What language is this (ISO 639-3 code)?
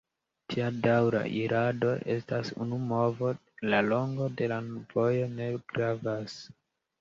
epo